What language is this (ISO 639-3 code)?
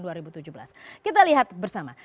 ind